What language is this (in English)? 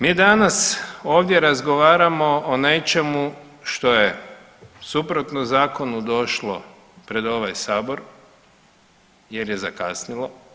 Croatian